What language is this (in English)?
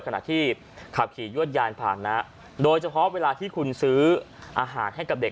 Thai